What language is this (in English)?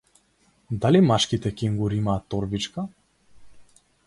Macedonian